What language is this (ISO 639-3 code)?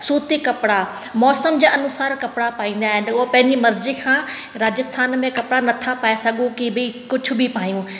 snd